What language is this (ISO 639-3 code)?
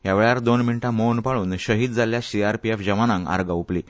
kok